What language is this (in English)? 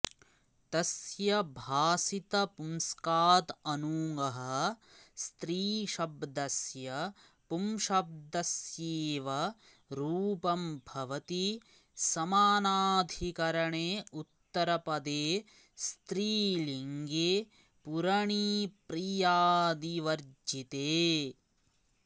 Sanskrit